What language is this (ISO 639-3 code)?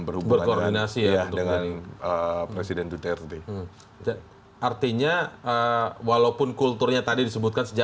ind